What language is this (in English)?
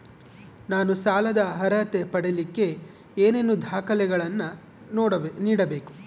Kannada